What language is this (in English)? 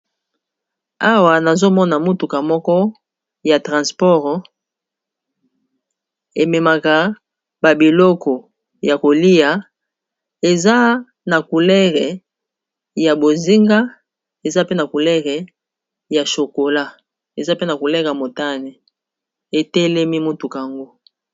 Lingala